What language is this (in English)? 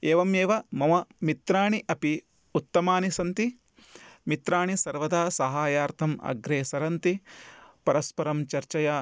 Sanskrit